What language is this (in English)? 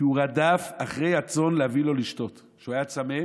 Hebrew